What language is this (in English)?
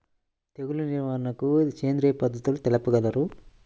Telugu